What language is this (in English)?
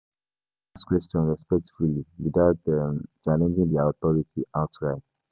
Nigerian Pidgin